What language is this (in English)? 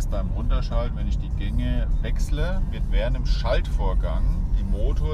German